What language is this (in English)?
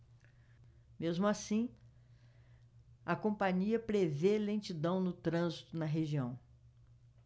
Portuguese